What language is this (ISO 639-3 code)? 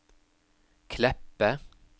nor